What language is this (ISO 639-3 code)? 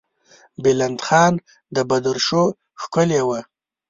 pus